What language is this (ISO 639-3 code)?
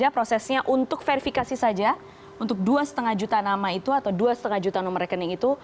ind